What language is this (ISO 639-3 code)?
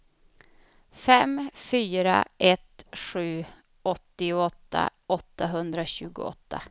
swe